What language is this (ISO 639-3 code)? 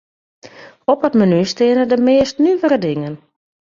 fry